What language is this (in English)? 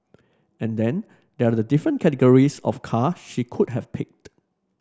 English